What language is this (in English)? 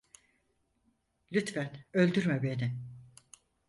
Turkish